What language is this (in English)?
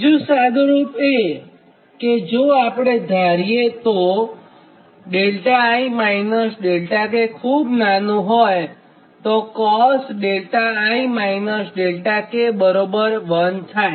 Gujarati